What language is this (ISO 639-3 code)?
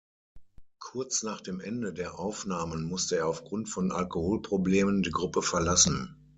deu